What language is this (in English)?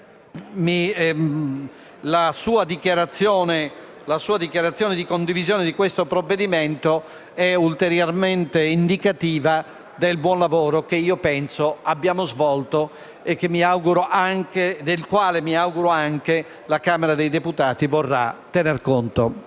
Italian